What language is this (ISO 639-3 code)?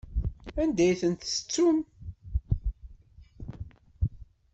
kab